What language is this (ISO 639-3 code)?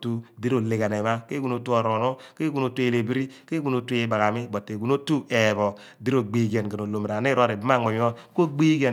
abn